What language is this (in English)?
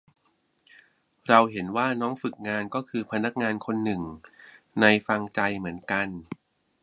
Thai